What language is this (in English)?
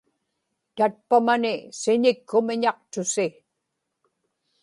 Inupiaq